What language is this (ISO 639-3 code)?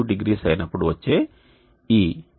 tel